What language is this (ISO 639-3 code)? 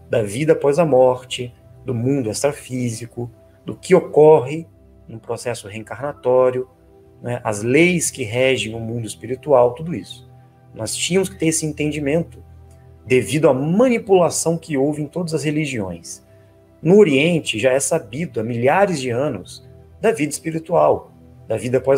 por